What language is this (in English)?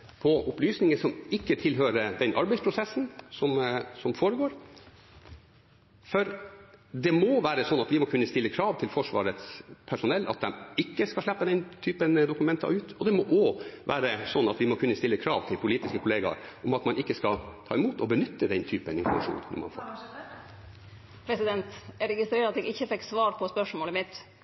Norwegian